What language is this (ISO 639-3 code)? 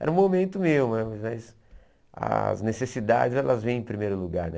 por